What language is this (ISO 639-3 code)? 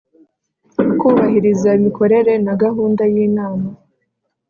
kin